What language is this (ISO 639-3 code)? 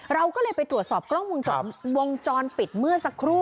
tha